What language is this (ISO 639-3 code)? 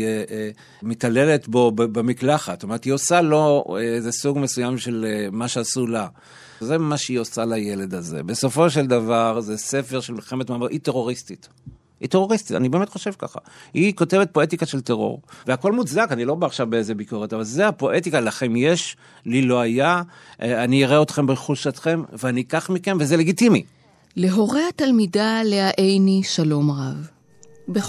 heb